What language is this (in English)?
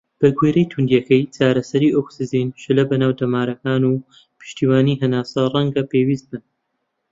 Central Kurdish